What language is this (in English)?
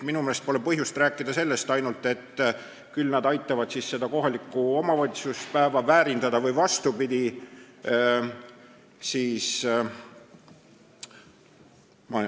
Estonian